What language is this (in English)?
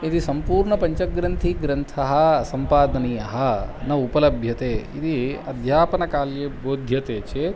Sanskrit